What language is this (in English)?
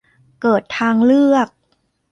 Thai